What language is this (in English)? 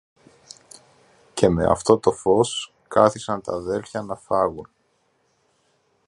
Greek